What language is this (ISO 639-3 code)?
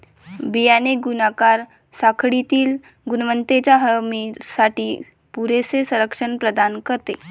mar